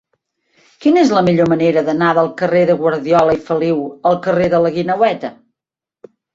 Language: Catalan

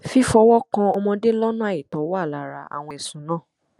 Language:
Yoruba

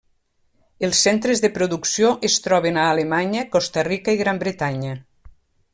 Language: Catalan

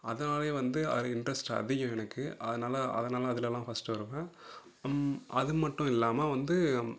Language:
Tamil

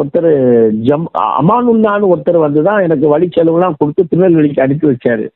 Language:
Tamil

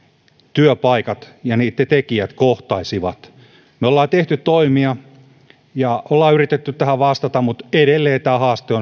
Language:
Finnish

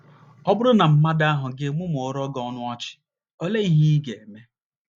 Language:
Igbo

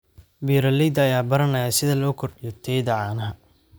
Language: Somali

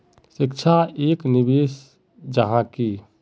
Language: Magahi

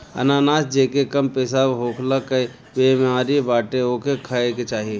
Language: Bhojpuri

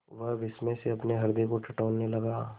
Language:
Hindi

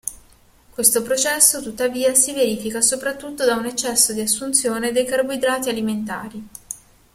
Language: Italian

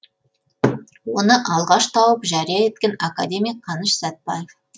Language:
Kazakh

